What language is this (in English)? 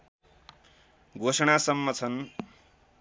Nepali